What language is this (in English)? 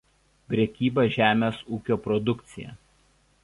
Lithuanian